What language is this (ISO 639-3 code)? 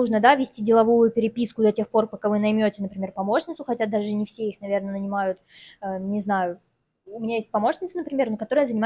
rus